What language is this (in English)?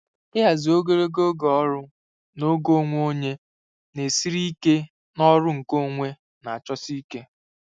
Igbo